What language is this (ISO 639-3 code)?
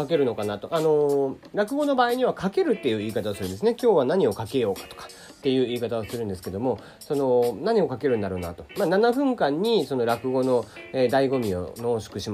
jpn